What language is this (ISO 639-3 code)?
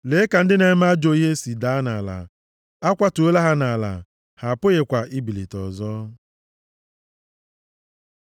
ibo